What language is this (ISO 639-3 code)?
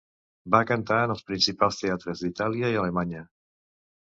cat